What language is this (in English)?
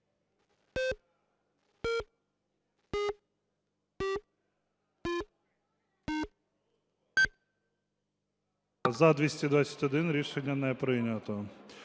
Ukrainian